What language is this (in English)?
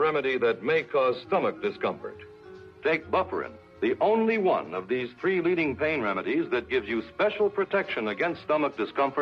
Danish